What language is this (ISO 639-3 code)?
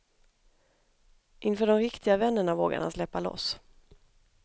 swe